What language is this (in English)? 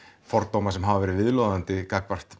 Icelandic